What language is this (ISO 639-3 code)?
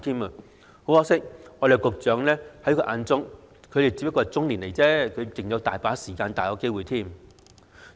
yue